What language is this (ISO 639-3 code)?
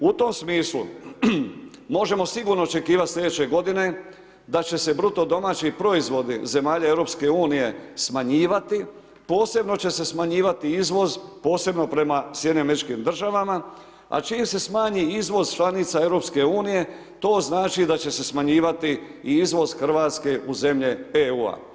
hrv